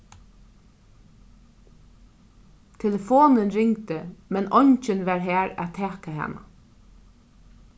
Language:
Faroese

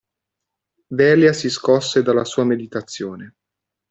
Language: Italian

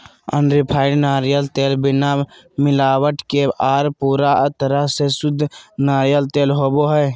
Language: Magahi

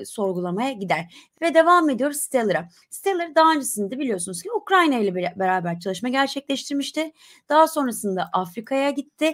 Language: Turkish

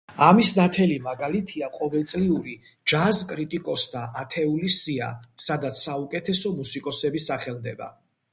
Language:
Georgian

